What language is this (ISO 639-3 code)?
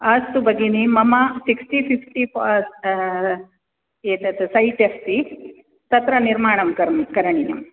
san